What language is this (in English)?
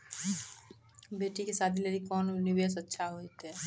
Maithili